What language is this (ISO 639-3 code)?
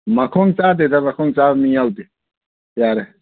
mni